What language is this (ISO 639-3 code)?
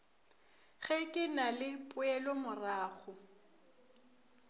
nso